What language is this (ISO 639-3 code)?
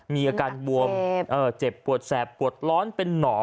tha